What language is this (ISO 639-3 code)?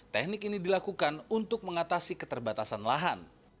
ind